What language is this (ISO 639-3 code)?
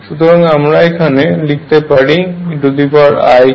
ben